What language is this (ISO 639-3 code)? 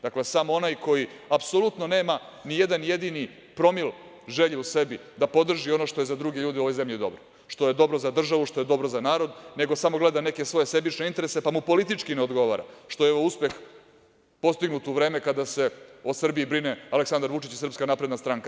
srp